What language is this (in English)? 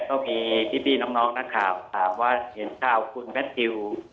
Thai